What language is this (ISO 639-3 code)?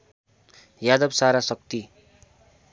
nep